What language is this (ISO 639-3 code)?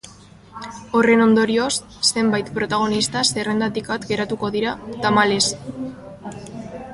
eus